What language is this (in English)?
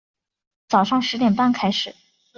Chinese